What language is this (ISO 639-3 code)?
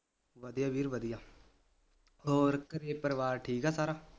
pan